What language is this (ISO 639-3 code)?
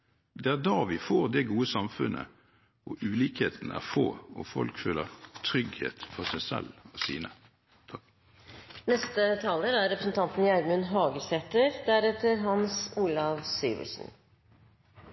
nor